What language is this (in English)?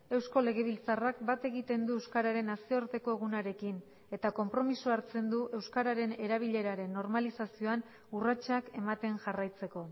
Basque